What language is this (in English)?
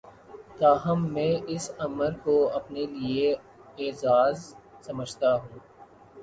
Urdu